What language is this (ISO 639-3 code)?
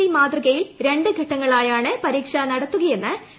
mal